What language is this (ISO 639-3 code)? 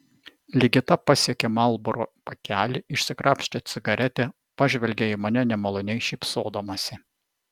lit